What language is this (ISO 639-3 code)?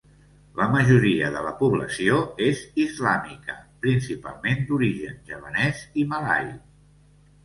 cat